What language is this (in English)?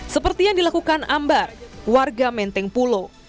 Indonesian